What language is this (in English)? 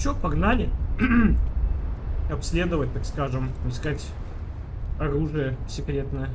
Russian